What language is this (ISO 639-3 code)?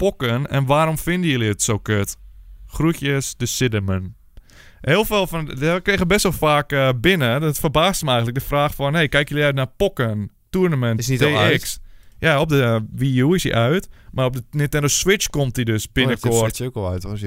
nld